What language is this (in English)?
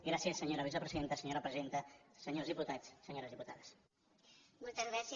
Catalan